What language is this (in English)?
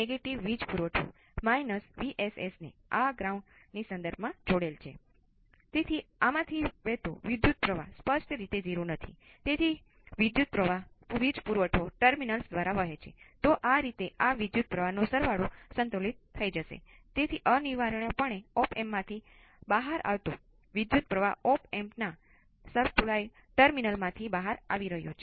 Gujarati